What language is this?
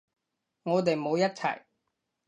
Cantonese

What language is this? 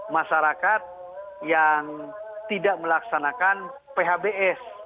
Indonesian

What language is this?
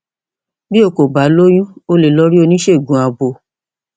Yoruba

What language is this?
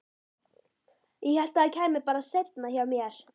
Icelandic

